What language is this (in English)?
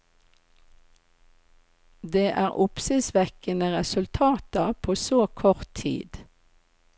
Norwegian